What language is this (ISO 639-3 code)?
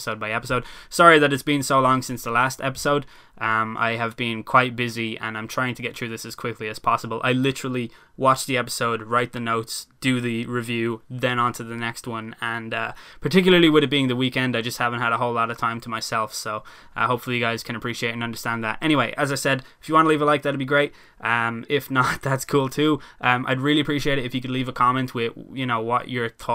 eng